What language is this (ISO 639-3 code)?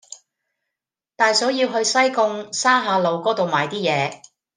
yue